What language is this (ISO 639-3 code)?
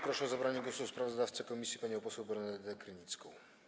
pol